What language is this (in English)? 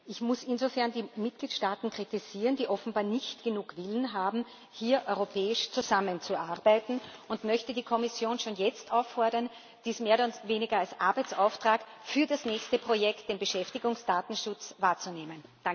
German